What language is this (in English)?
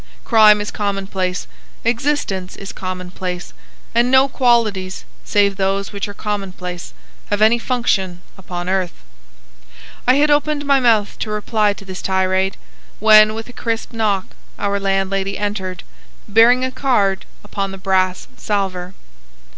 English